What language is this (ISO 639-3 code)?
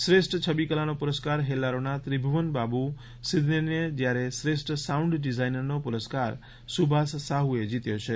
guj